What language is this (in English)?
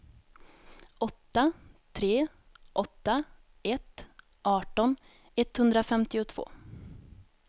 Swedish